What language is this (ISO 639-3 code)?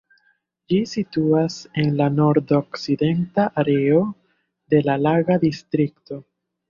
epo